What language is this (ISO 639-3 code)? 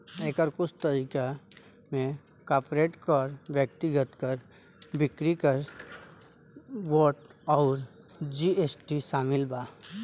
bho